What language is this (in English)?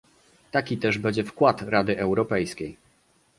Polish